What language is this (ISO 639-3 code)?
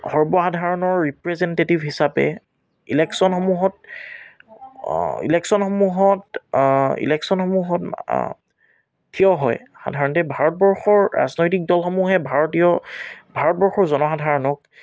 asm